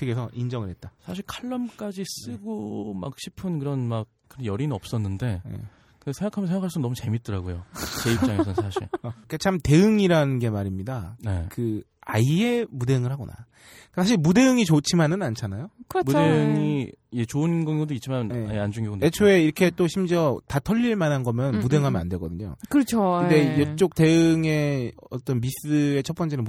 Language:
Korean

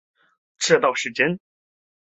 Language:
Chinese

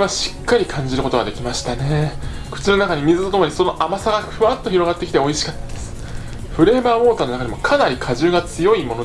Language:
Japanese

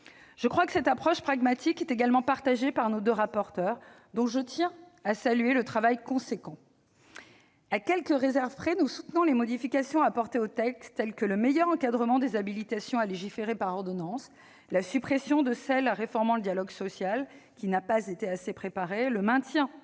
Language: French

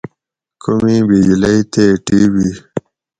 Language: Gawri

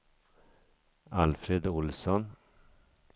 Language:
Swedish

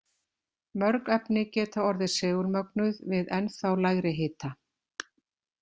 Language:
Icelandic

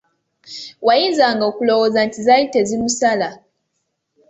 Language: Ganda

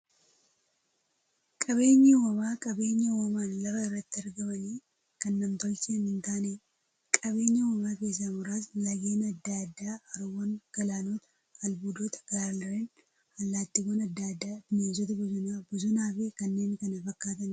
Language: Oromo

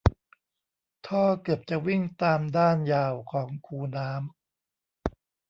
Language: Thai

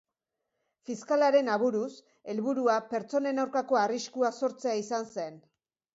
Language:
Basque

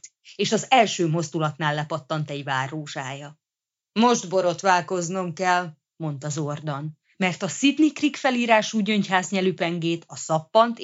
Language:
Hungarian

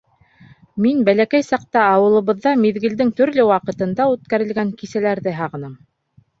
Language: Bashkir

